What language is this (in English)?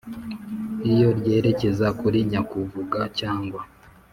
Kinyarwanda